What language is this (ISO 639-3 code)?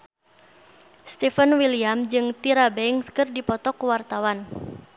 sun